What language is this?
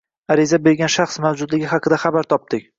Uzbek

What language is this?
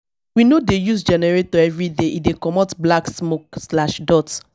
Nigerian Pidgin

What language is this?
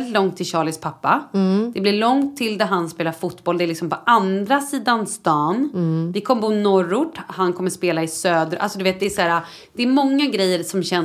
Swedish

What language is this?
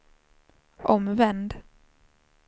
Swedish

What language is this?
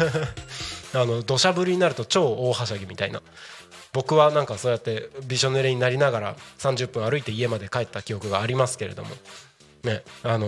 Japanese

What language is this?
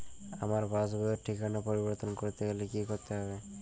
Bangla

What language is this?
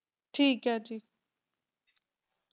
Punjabi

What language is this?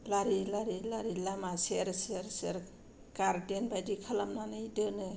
Bodo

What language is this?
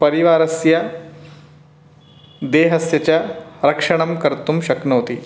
Sanskrit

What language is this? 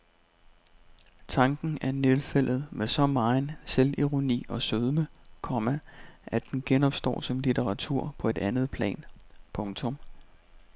Danish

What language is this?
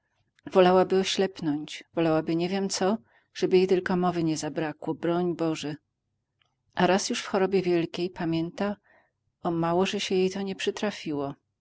Polish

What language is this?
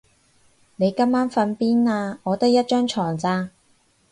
Cantonese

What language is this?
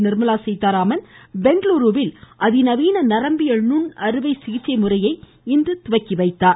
Tamil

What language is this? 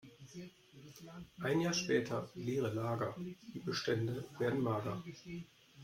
German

